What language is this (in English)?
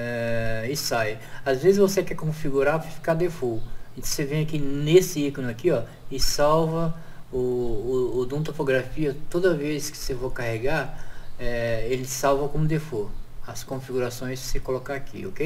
Portuguese